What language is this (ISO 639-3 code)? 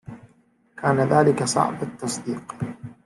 ara